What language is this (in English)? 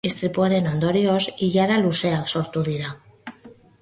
Basque